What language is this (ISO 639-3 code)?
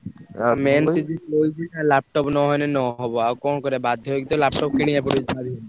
ori